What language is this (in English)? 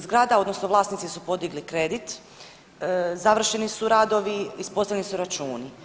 Croatian